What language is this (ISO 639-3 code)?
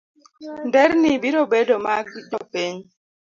luo